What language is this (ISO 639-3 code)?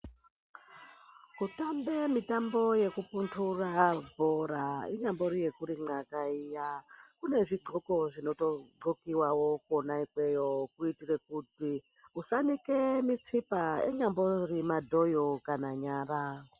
ndc